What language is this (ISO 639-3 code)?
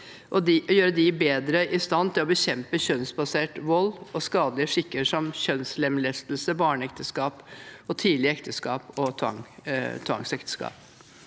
nor